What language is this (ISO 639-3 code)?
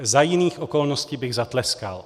ces